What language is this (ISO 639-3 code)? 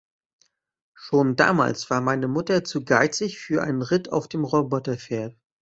deu